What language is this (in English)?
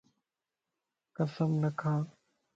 Lasi